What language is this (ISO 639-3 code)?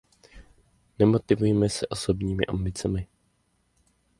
ces